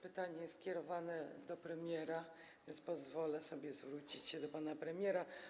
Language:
Polish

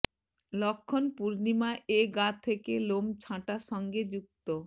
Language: Bangla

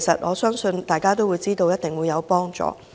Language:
Cantonese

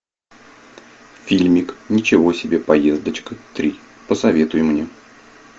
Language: Russian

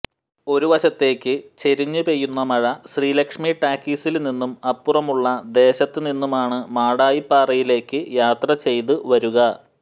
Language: Malayalam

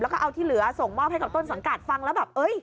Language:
Thai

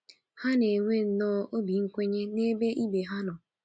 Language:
Igbo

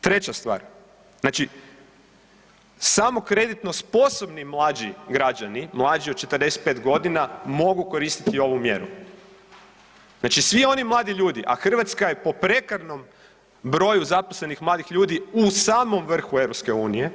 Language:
Croatian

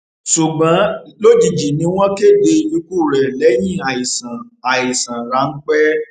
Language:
Yoruba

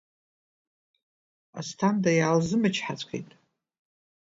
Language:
Abkhazian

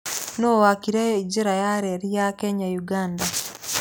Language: Kikuyu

